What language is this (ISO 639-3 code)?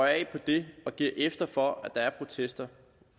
dan